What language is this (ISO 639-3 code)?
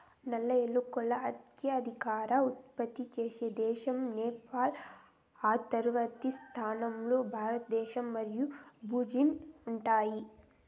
tel